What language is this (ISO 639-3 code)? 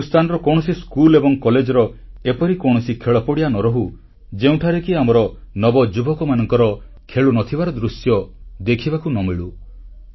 ori